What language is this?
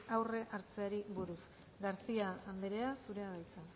Basque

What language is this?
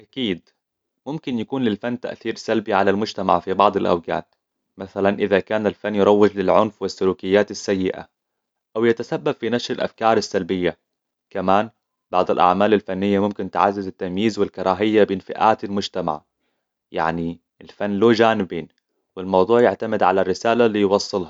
Hijazi Arabic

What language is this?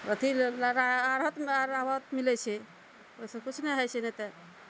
Maithili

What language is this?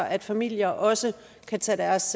Danish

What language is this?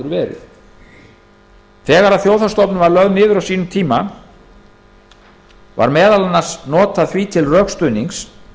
Icelandic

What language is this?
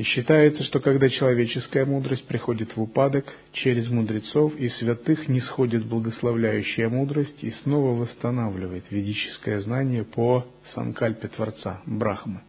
Russian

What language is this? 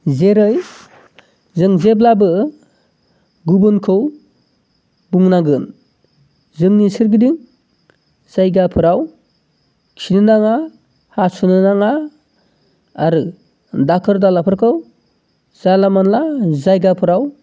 Bodo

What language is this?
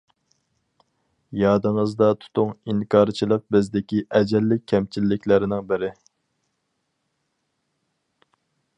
Uyghur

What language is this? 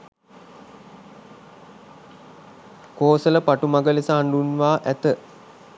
Sinhala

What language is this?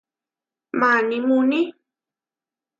Huarijio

